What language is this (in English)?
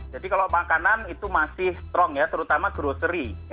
Indonesian